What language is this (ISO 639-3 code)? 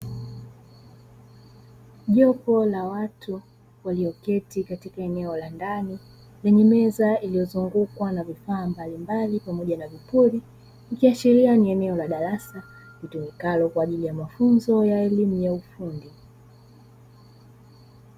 swa